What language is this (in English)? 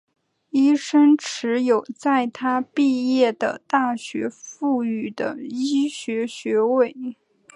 Chinese